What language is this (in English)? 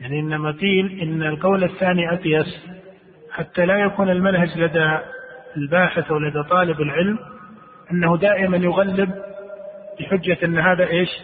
Arabic